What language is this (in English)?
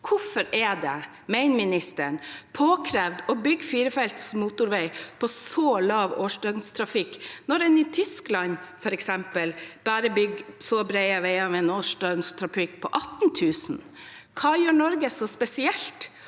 Norwegian